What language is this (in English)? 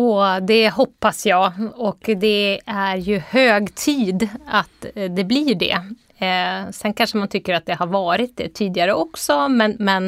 Swedish